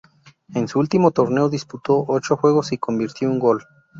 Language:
Spanish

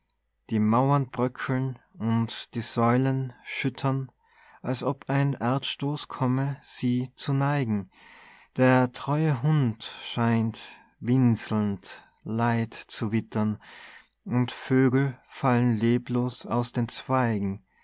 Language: German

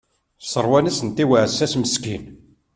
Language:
Kabyle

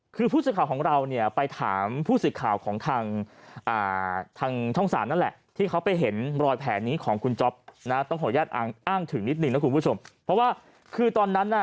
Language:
Thai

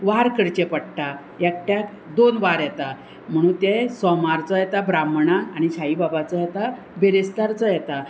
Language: Konkani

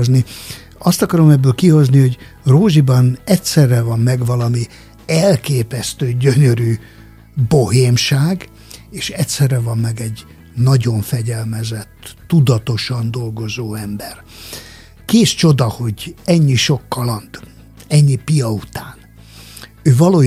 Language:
Hungarian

